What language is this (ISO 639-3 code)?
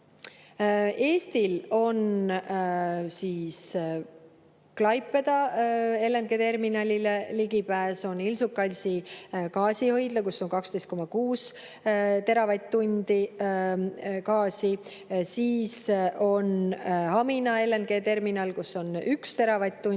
est